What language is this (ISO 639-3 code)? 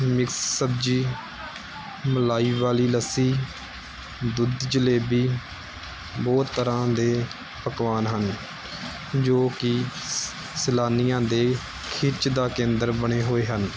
pan